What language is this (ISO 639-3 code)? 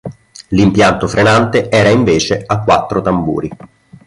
ita